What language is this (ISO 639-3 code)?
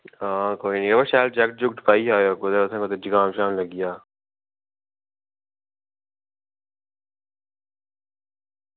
doi